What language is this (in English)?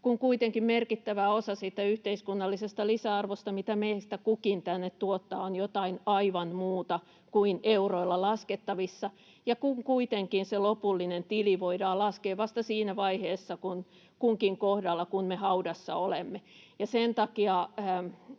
Finnish